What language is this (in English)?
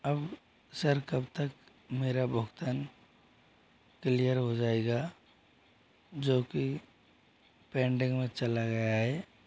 Hindi